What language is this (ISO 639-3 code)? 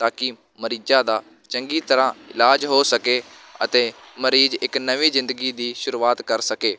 pan